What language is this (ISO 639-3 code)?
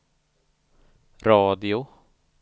swe